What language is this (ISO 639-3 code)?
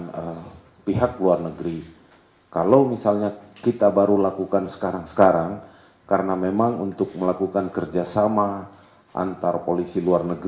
ind